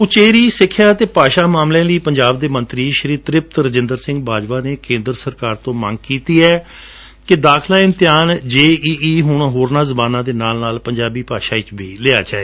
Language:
Punjabi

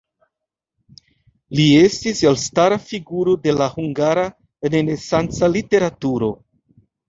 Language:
Esperanto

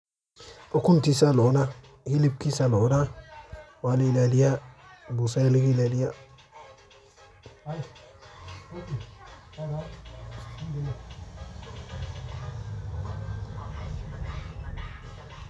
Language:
Somali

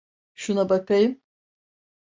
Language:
Turkish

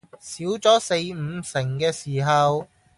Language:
Cantonese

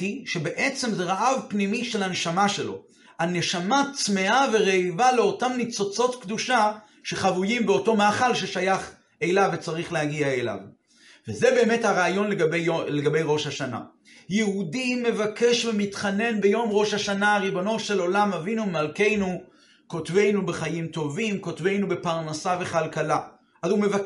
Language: Hebrew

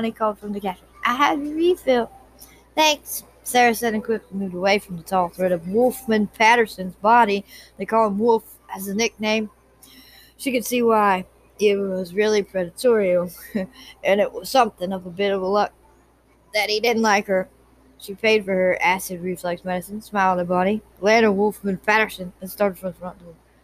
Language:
English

